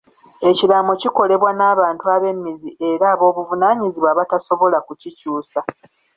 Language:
Ganda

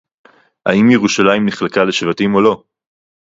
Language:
Hebrew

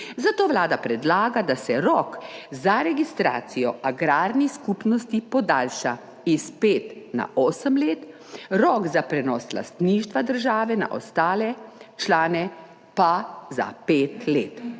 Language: Slovenian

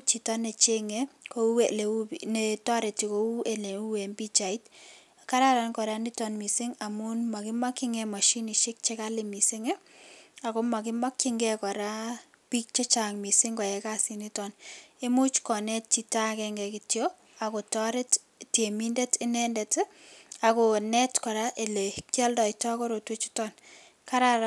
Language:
Kalenjin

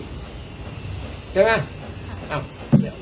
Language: Thai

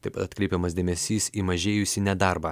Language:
Lithuanian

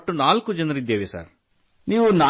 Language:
Kannada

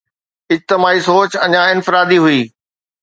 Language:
Sindhi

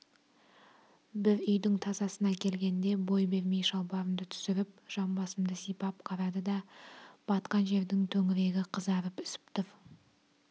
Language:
Kazakh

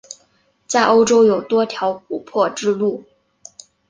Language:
Chinese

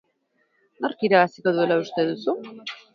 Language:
Basque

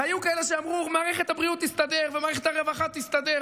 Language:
Hebrew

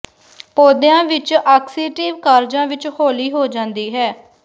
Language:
Punjabi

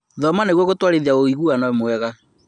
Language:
Kikuyu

